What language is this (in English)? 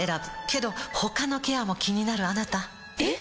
Japanese